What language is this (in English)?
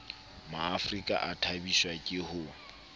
Southern Sotho